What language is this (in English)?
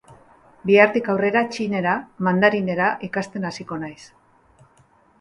Basque